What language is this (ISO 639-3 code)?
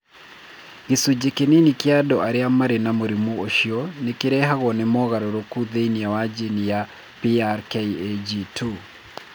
kik